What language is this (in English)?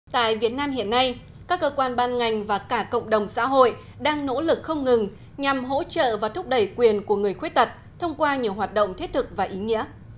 Vietnamese